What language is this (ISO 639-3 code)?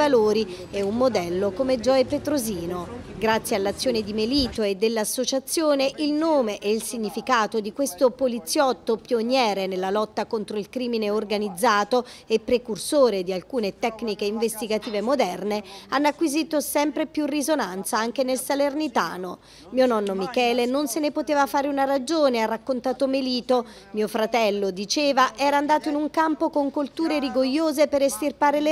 ita